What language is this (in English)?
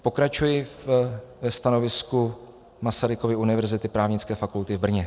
Czech